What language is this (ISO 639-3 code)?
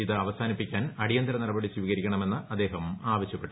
mal